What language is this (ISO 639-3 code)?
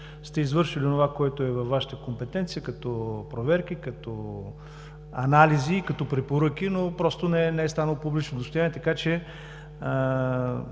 bul